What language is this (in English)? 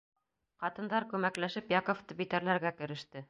Bashkir